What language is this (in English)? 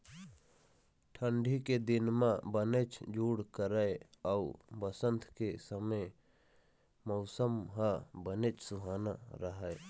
Chhattisgarhi